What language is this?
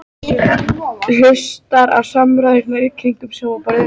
Icelandic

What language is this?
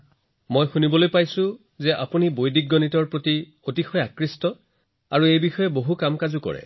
Assamese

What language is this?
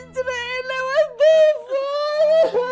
Indonesian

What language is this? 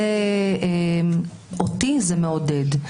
Hebrew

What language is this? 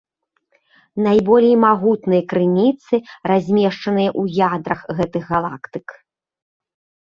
Belarusian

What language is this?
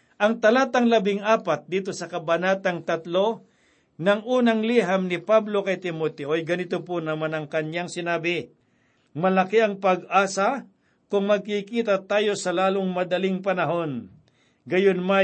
Filipino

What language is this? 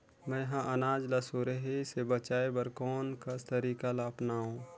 Chhattisgarhi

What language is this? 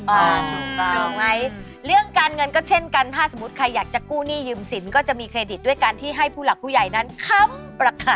Thai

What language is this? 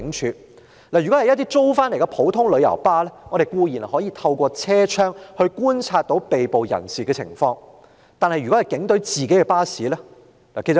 Cantonese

